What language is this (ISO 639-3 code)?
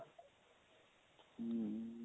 pan